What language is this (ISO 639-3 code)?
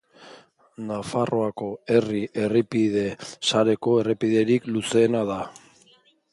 eus